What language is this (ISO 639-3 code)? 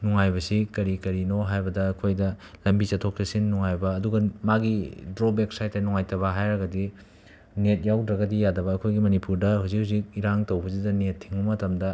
mni